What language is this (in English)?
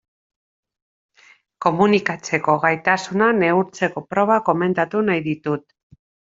Basque